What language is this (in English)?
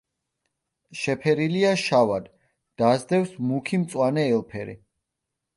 Georgian